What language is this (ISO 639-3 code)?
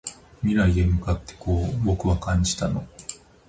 jpn